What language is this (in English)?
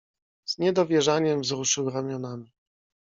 Polish